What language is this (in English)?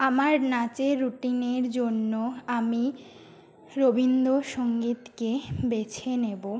Bangla